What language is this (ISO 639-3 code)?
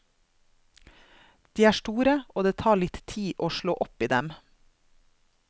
nor